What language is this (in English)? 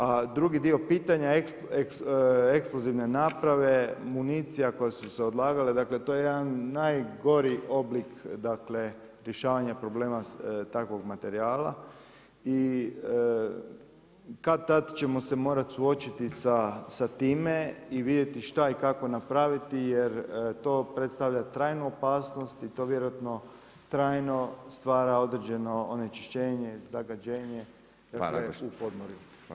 Croatian